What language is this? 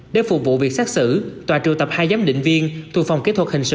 Vietnamese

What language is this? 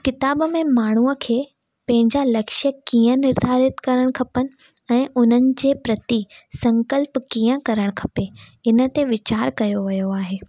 Sindhi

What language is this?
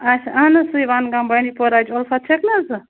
Kashmiri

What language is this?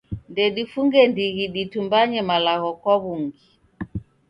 Taita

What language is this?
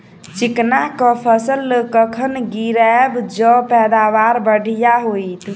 Maithili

